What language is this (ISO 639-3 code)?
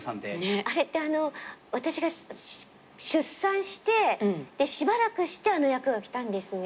jpn